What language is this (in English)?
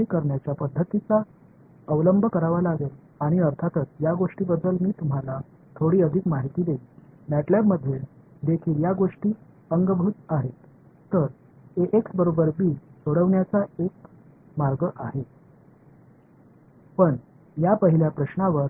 Tamil